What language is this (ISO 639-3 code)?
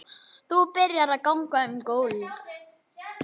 isl